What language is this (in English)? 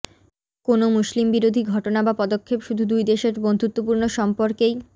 Bangla